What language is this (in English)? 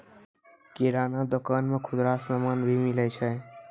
Maithili